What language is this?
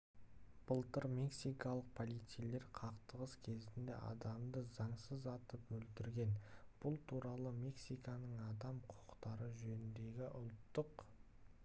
Kazakh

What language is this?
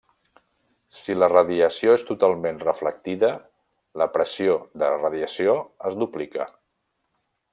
Catalan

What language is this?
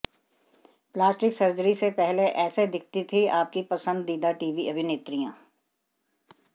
Hindi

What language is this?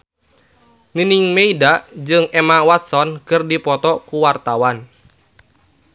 Sundanese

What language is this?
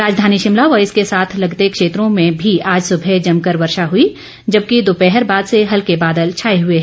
Hindi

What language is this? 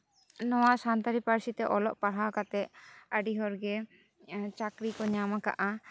Santali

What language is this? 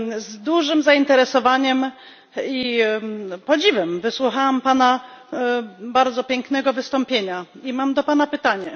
Polish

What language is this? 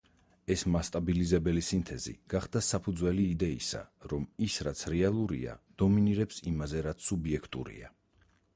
Georgian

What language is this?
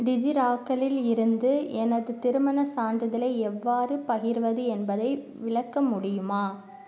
Tamil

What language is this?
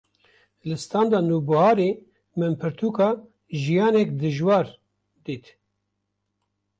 Kurdish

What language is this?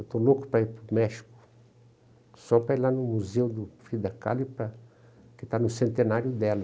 Portuguese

